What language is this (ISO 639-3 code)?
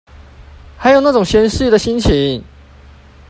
zho